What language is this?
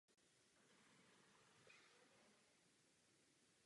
Czech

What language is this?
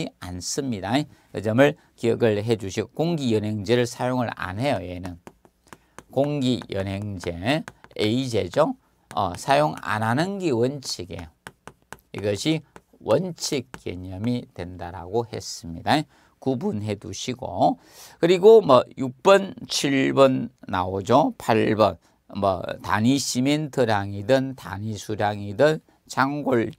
Korean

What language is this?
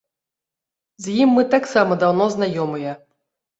Belarusian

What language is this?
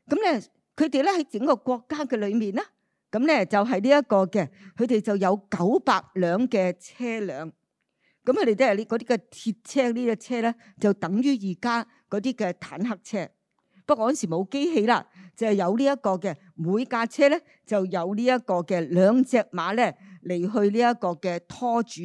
Chinese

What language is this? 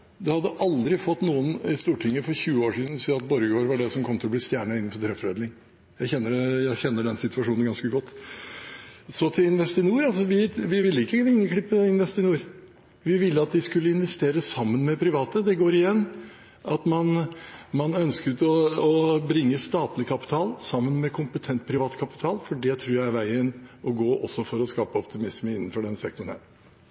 Norwegian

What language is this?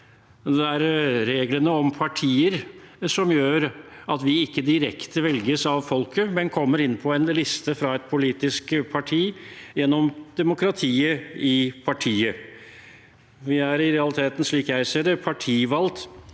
Norwegian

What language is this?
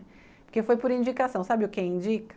Portuguese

